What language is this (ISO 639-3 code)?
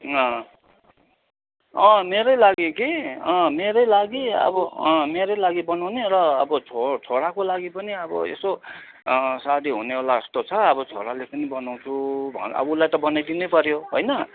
nep